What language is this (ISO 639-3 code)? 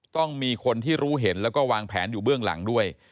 tha